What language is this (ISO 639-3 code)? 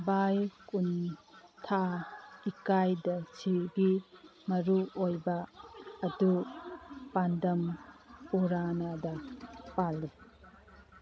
mni